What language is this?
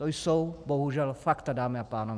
Czech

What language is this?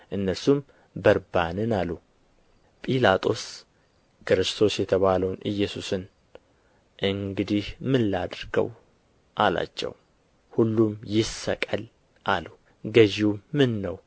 Amharic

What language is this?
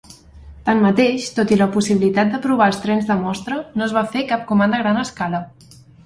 Catalan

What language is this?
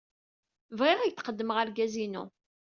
Kabyle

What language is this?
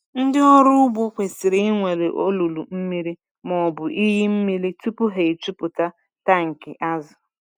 Igbo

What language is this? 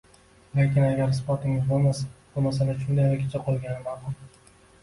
Uzbek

